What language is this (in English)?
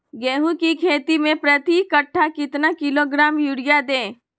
Magahi